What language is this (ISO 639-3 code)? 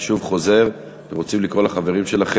heb